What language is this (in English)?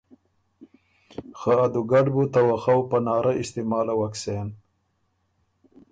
Ormuri